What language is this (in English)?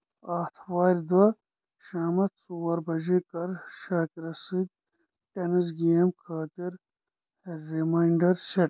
Kashmiri